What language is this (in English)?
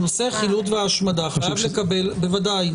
Hebrew